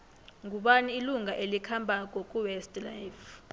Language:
South Ndebele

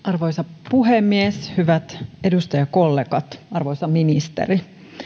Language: Finnish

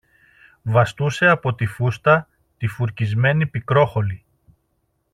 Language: Greek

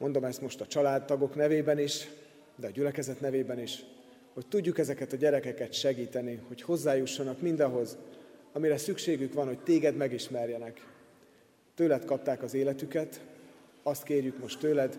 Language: Hungarian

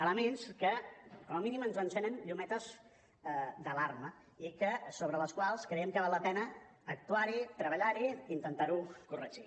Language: Catalan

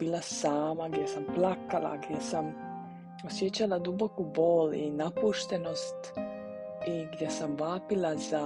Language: Croatian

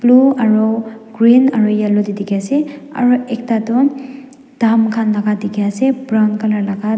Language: Naga Pidgin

